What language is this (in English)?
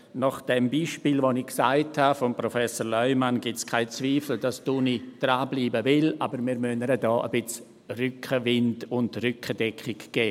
Swiss German